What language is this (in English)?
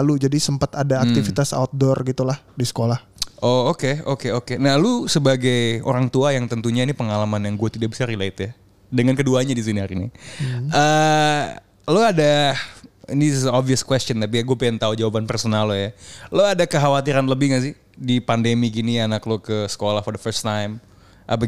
Indonesian